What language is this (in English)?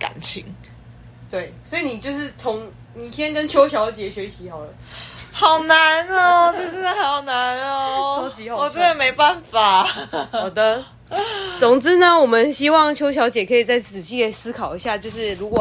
Chinese